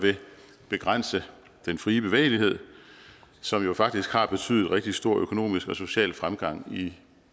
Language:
Danish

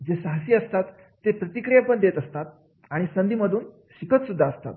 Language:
Marathi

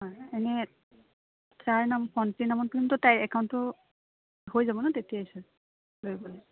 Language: Assamese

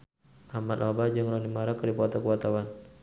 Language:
Sundanese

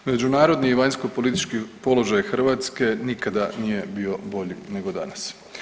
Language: Croatian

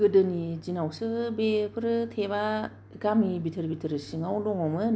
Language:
Bodo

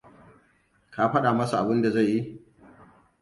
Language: Hausa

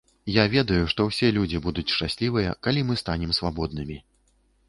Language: Belarusian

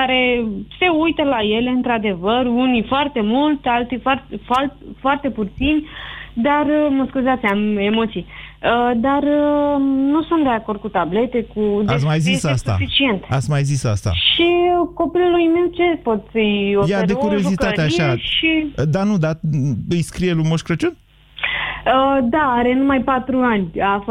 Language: Romanian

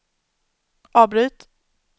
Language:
Swedish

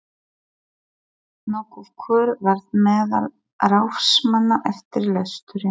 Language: Icelandic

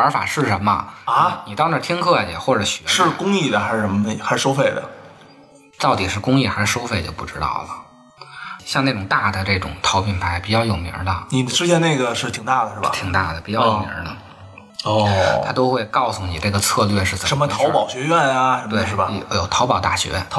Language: Chinese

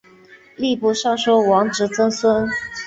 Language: Chinese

